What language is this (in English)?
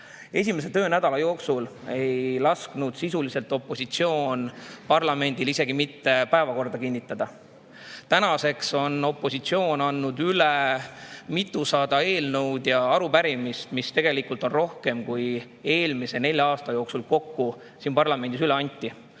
Estonian